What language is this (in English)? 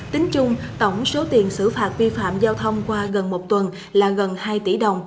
Vietnamese